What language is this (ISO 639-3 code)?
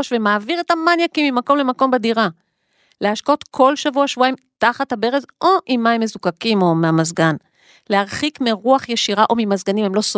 heb